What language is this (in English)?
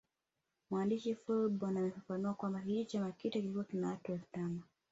Swahili